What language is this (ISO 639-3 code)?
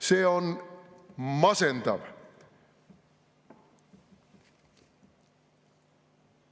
est